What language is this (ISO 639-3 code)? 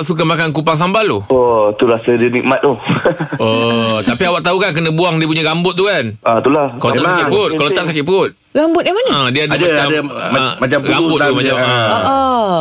msa